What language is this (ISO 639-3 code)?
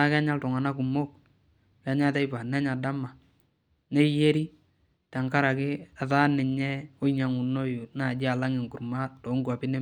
mas